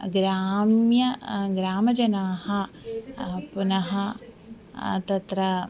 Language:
Sanskrit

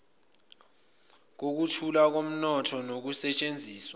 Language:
Zulu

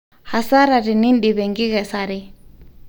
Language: Masai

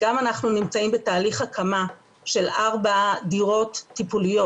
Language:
Hebrew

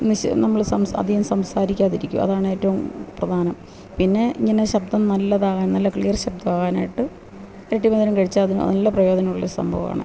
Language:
Malayalam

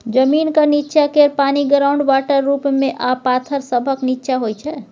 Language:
Maithili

